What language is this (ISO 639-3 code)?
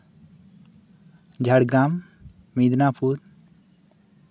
sat